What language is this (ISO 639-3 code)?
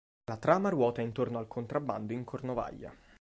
ita